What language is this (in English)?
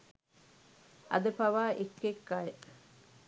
Sinhala